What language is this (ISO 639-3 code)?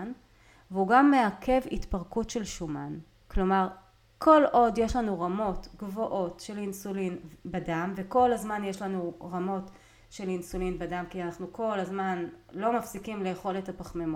heb